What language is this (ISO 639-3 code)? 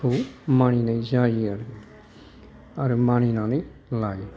brx